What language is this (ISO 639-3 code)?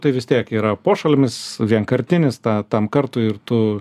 lit